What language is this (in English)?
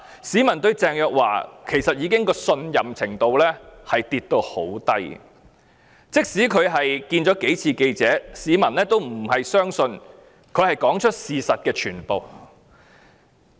Cantonese